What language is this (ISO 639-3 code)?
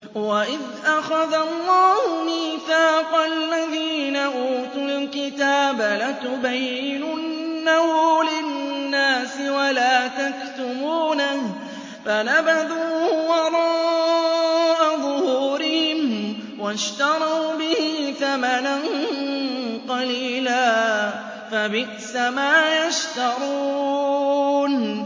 ara